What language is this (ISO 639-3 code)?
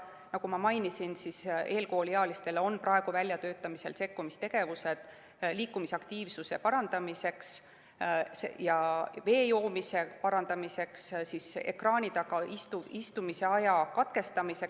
est